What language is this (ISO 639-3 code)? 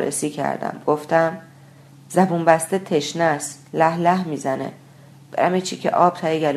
fas